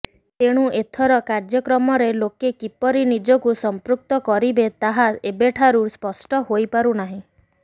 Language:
Odia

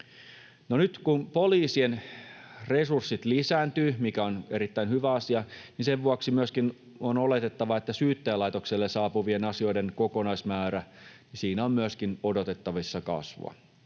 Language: Finnish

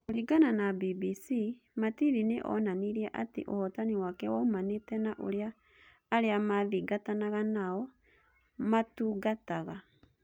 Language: Kikuyu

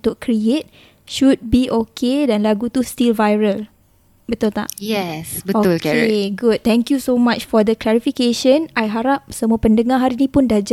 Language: Malay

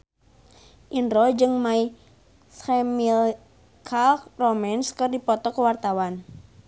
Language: Sundanese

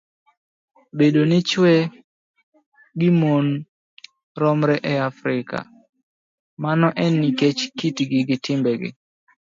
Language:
Luo (Kenya and Tanzania)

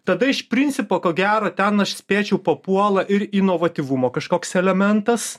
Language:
Lithuanian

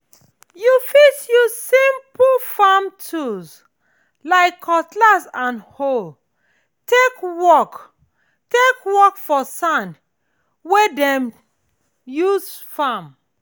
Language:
Nigerian Pidgin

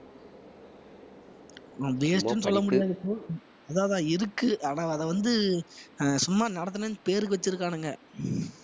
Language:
Tamil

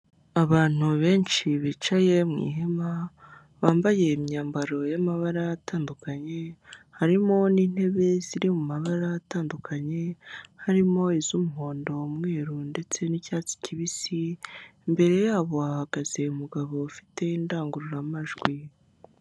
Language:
Kinyarwanda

